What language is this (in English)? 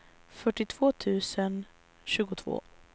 Swedish